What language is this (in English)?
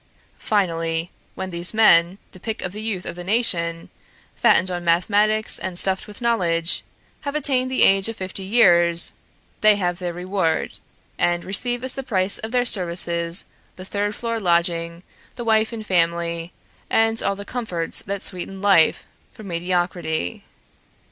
English